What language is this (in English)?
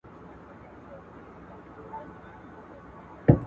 Pashto